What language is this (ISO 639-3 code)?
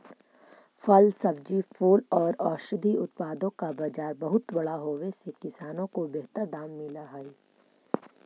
mag